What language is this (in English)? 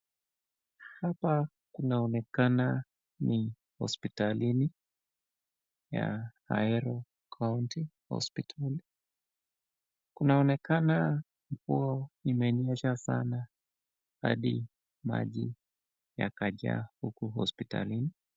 Swahili